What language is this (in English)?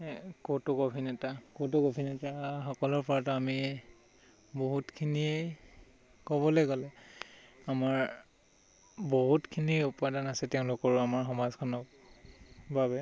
Assamese